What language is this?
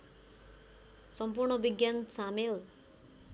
Nepali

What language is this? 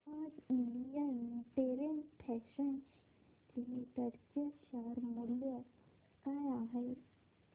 Marathi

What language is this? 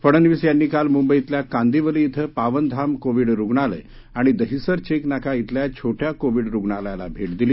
Marathi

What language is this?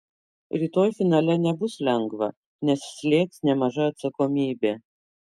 Lithuanian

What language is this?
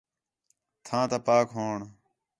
Khetrani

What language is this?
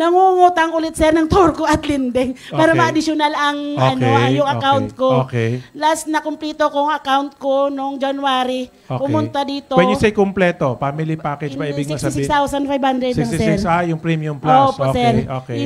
Filipino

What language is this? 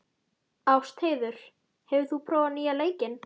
Icelandic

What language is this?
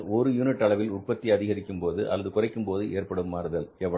Tamil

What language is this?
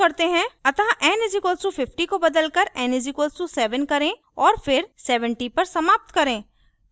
Hindi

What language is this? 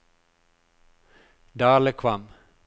Norwegian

